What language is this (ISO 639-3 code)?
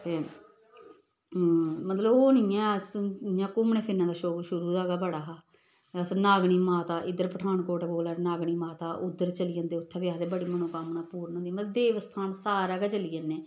doi